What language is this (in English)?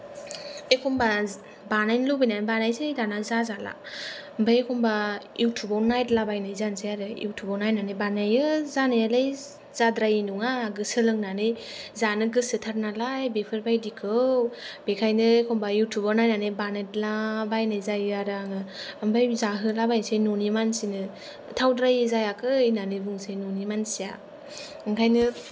Bodo